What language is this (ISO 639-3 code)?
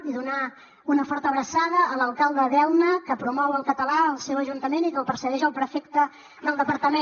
cat